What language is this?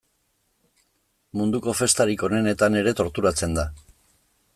Basque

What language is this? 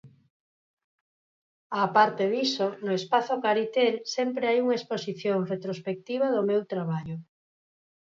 Galician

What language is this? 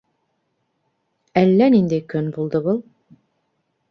Bashkir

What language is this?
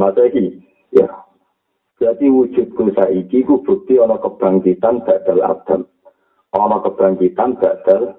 Malay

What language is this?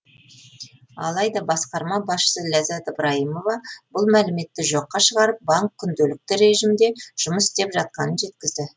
Kazakh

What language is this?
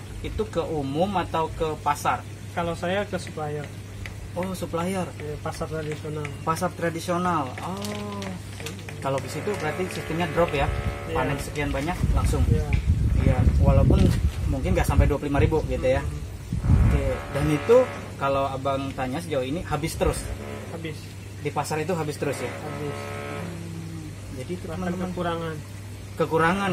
Indonesian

